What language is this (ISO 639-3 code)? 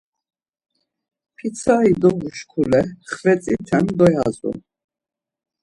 lzz